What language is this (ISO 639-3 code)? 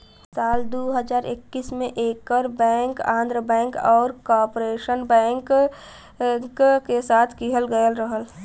bho